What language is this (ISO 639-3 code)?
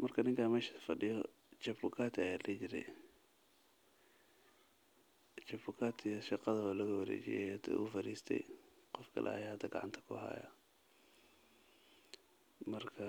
som